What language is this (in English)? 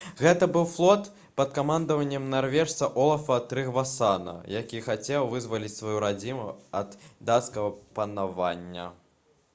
Belarusian